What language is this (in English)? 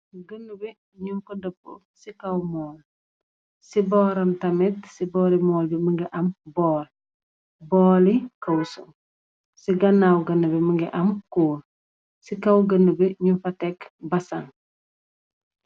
Wolof